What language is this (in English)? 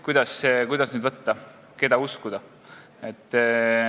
Estonian